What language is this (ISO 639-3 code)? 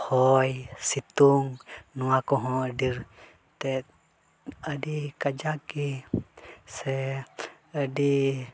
sat